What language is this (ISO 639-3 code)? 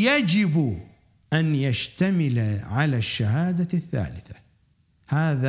ara